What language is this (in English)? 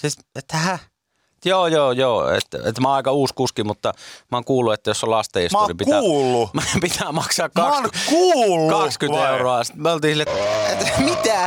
Finnish